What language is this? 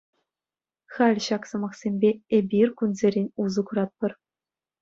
Chuvash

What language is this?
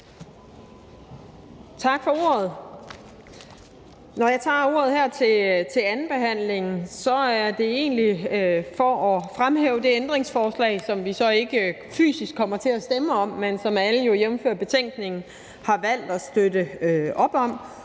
Danish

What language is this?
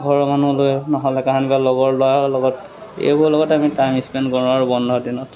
Assamese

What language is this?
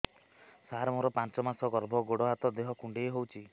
Odia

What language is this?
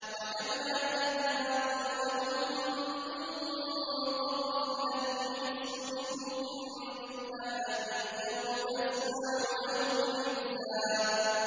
Arabic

